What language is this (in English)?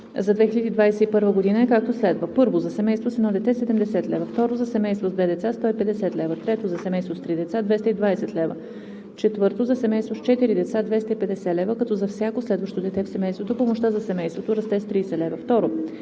Bulgarian